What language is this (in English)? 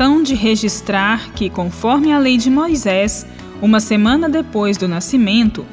Portuguese